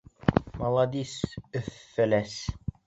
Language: Bashkir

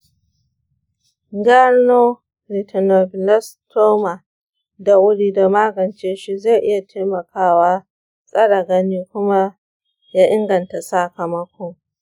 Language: Hausa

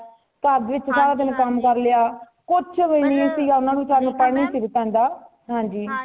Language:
Punjabi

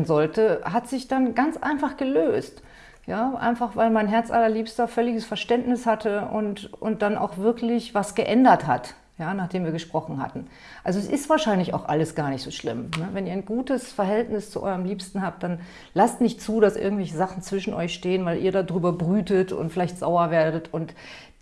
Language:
German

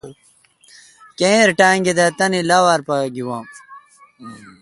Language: Kalkoti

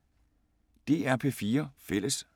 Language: Danish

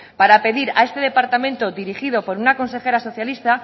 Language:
Spanish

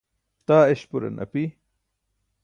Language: Burushaski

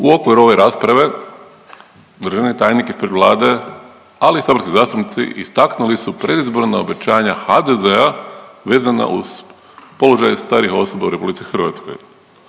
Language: Croatian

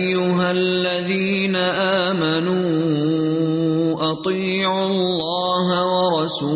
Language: Urdu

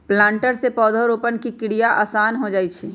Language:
Magahi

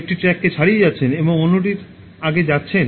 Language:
Bangla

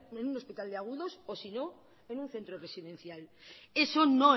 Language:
Spanish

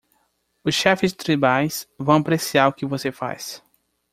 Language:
Portuguese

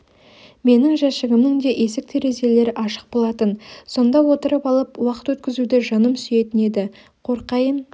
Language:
Kazakh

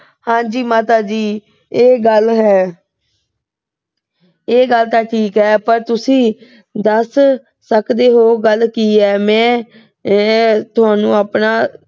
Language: Punjabi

